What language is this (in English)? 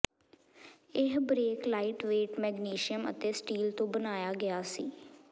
Punjabi